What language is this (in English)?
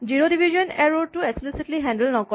Assamese